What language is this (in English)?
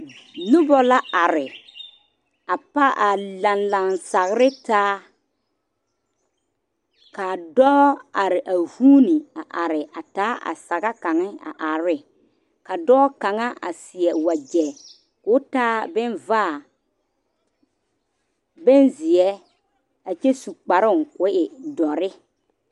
Southern Dagaare